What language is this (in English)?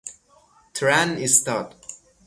Persian